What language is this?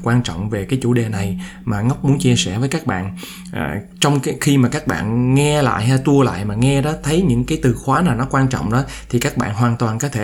Vietnamese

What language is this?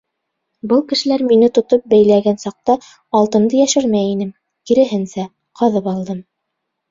Bashkir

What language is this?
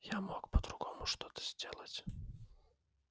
Russian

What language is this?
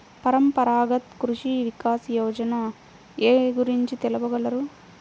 Telugu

